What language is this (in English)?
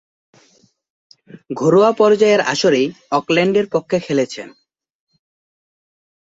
Bangla